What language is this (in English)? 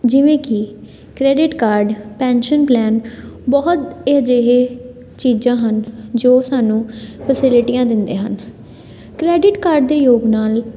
Punjabi